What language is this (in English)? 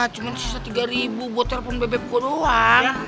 Indonesian